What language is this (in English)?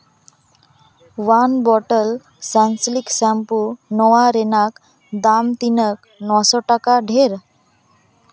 Santali